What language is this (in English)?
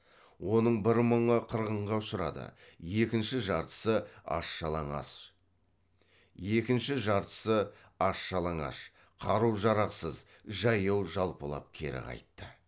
Kazakh